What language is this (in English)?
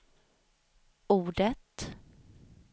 Swedish